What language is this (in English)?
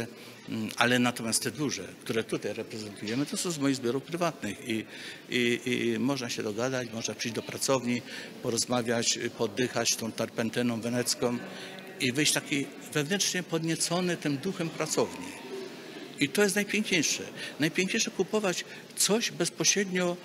Polish